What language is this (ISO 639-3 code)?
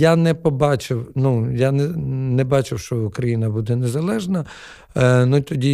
ukr